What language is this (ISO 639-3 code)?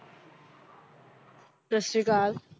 pan